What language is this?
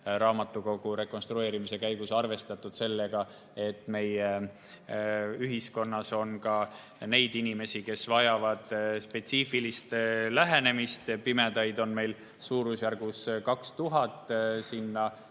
Estonian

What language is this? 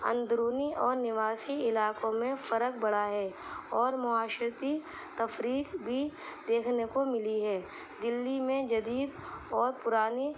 Urdu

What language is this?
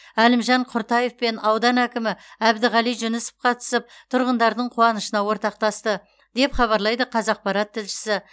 Kazakh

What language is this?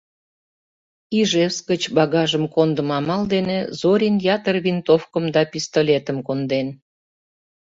Mari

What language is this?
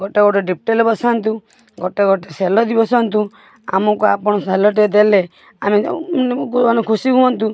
Odia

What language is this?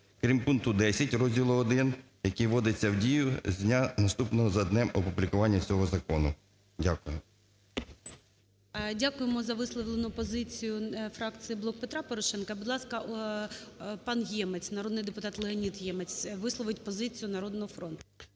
Ukrainian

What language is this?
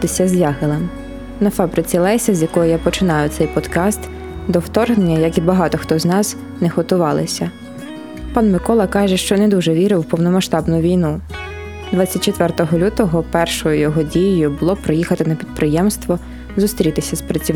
Ukrainian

